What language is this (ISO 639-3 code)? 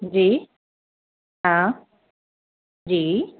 snd